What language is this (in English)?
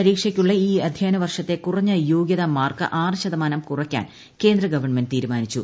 Malayalam